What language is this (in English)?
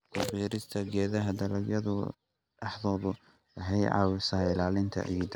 Somali